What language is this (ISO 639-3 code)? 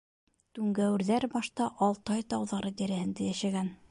bak